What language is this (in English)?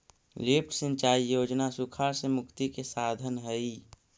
Magahi